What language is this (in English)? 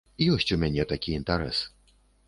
Belarusian